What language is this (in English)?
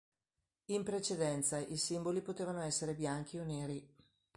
Italian